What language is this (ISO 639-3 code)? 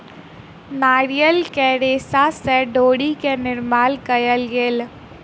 mai